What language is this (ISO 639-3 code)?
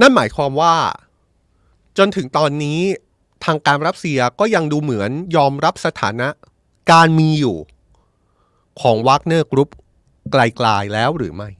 tha